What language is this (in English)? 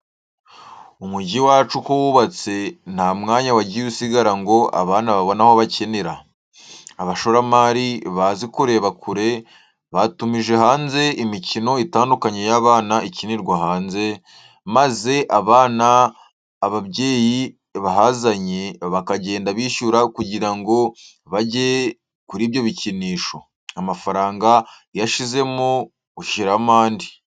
Kinyarwanda